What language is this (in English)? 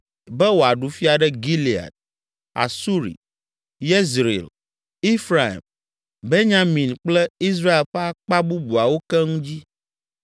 Ewe